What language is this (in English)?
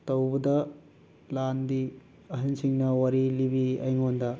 Manipuri